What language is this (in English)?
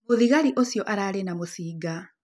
Kikuyu